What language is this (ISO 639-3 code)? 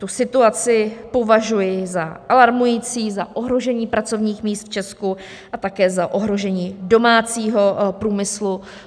ces